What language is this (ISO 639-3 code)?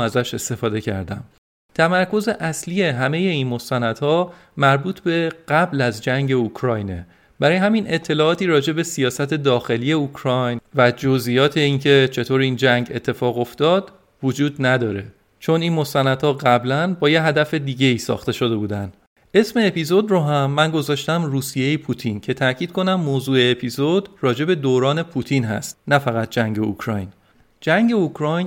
fas